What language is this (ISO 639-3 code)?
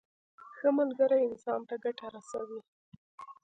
pus